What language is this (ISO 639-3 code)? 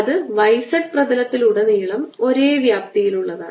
mal